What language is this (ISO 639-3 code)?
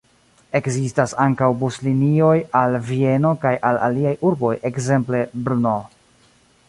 epo